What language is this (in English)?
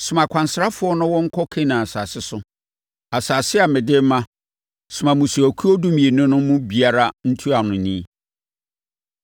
Akan